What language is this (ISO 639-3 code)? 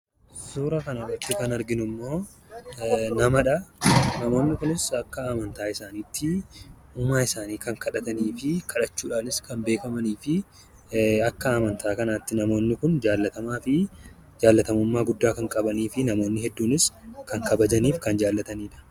orm